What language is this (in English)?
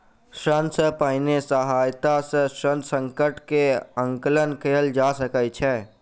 Maithili